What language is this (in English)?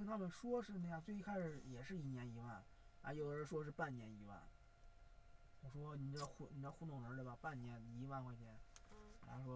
Chinese